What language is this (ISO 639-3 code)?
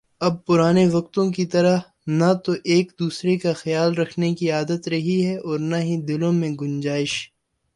urd